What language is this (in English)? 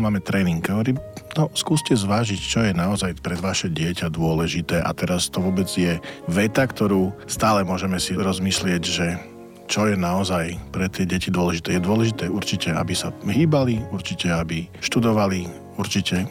Slovak